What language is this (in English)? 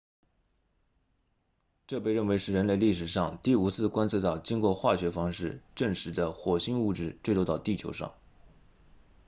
Chinese